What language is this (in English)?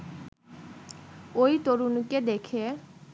Bangla